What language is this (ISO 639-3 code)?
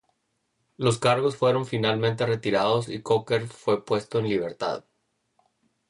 spa